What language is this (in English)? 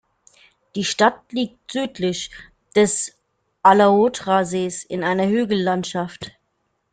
German